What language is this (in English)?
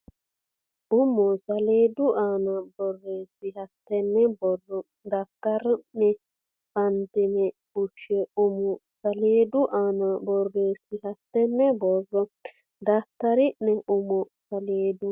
Sidamo